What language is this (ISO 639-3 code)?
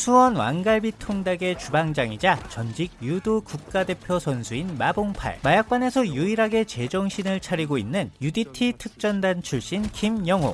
kor